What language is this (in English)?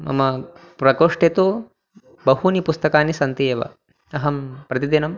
Sanskrit